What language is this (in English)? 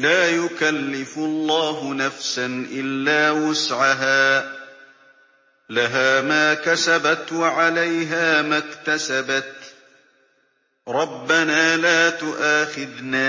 Arabic